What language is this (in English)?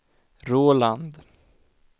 Swedish